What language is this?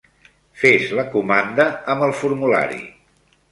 Catalan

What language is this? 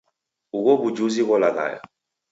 Taita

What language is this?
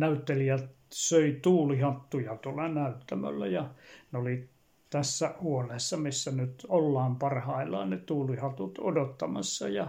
Finnish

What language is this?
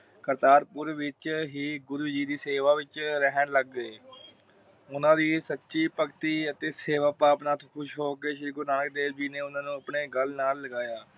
Punjabi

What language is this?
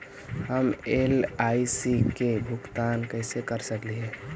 Magahi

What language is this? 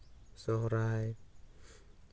Santali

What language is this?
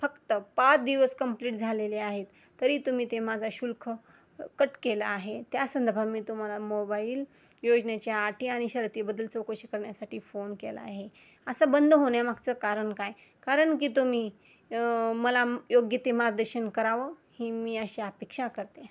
Marathi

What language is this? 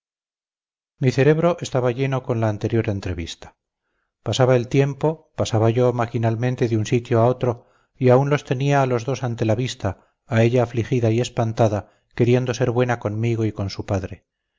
Spanish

